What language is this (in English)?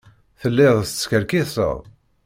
Kabyle